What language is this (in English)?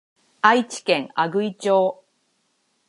Japanese